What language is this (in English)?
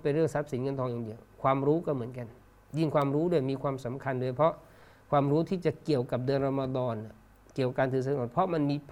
Thai